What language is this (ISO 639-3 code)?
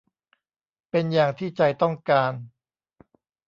tha